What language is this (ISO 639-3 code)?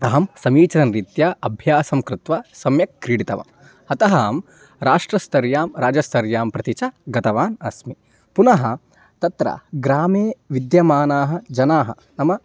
san